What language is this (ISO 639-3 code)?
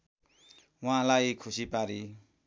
nep